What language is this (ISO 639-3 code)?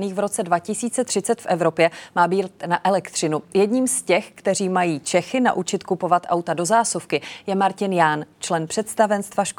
ces